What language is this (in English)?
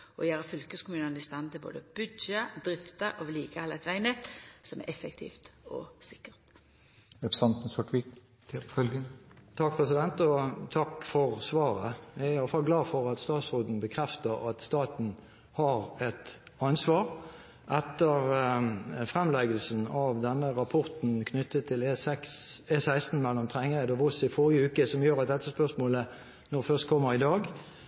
Norwegian